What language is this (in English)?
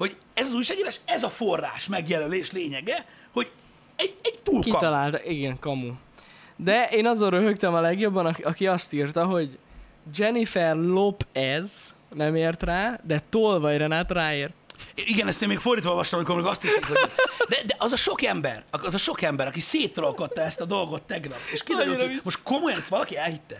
Hungarian